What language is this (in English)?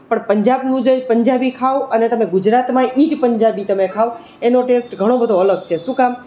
Gujarati